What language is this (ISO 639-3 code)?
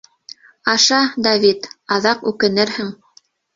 bak